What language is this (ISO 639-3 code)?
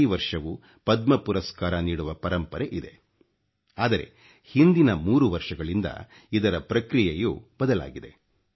kan